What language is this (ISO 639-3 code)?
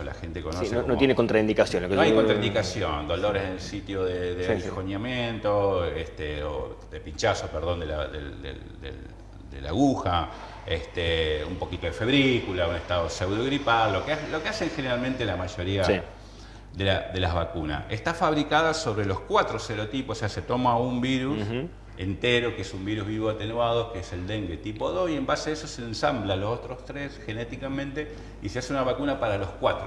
spa